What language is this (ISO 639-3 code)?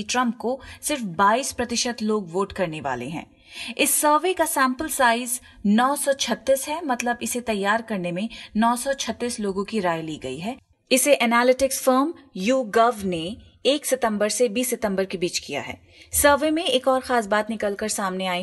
hin